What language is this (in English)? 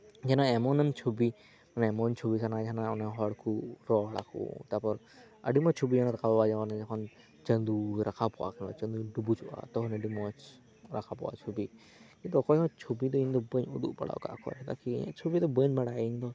Santali